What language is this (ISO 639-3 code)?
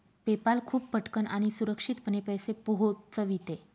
mar